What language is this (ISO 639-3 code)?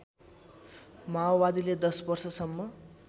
nep